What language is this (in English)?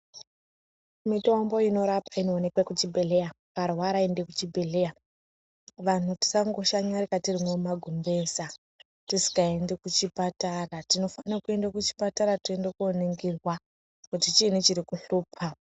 Ndau